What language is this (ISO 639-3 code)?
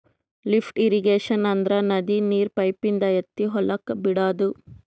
kan